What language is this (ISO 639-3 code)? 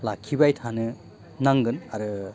brx